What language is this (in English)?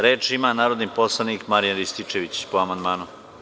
Serbian